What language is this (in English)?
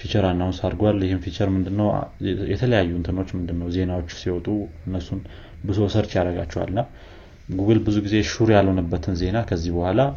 Amharic